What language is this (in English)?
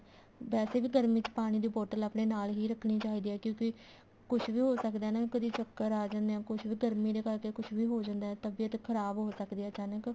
Punjabi